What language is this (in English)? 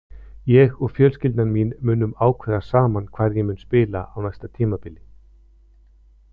Icelandic